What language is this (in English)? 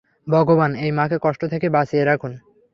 Bangla